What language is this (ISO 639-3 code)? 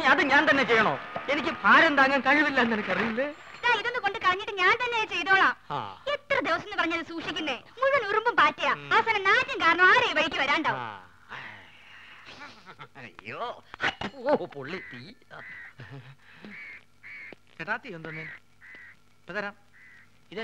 mal